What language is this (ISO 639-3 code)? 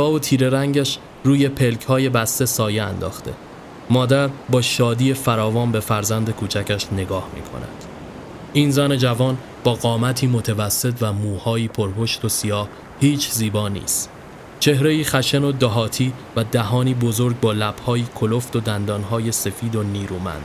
fas